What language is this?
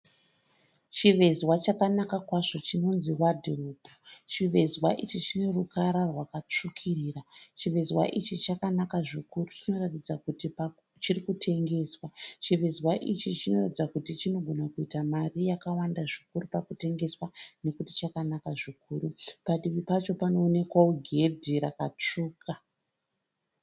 Shona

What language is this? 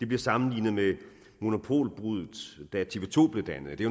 Danish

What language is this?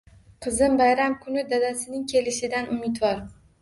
Uzbek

